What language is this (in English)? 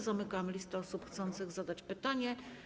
Polish